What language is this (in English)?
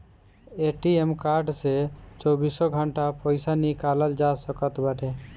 Bhojpuri